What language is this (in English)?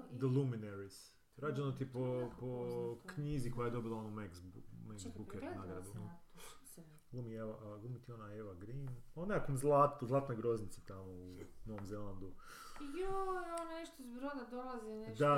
Croatian